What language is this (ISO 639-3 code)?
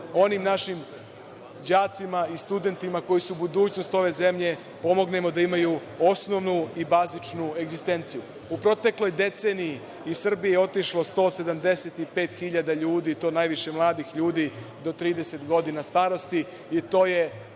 srp